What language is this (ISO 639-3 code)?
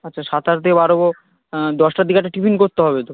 ben